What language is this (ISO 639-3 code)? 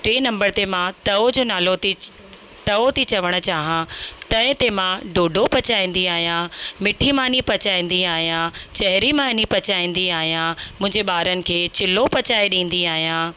snd